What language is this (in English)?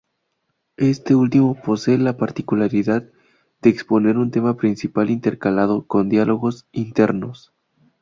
Spanish